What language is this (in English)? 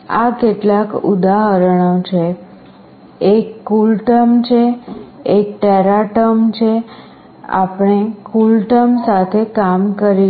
Gujarati